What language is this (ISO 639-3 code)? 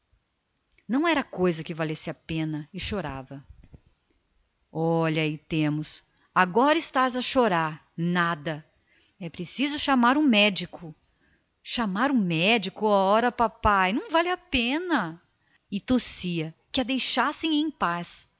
por